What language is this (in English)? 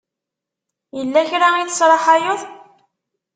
Kabyle